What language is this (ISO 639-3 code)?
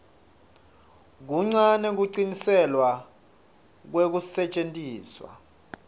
ssw